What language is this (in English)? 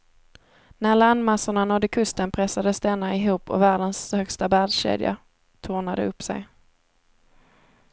Swedish